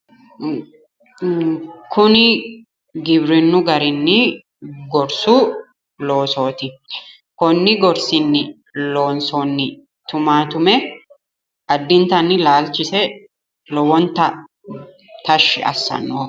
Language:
Sidamo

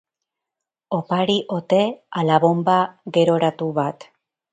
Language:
Basque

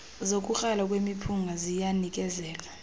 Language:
Xhosa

